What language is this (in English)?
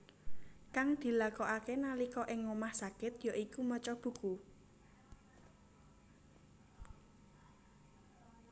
Javanese